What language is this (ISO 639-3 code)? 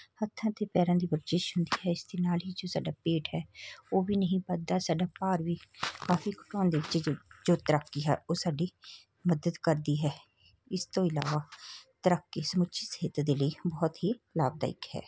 pan